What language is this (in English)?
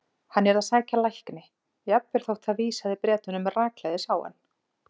Icelandic